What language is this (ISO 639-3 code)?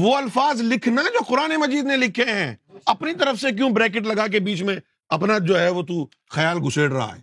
urd